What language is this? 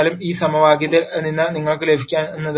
Malayalam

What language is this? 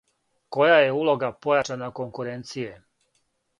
Serbian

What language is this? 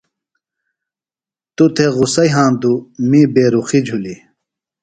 Phalura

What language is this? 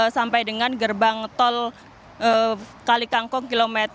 Indonesian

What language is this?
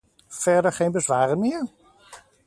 Dutch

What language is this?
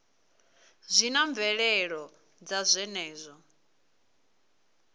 Venda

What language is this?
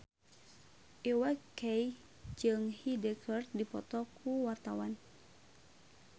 Sundanese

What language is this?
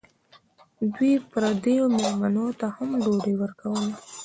Pashto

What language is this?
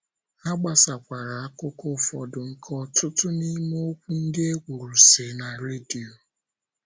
Igbo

